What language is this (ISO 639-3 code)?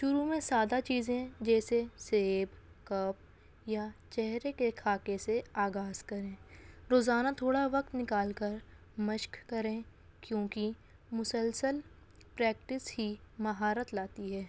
urd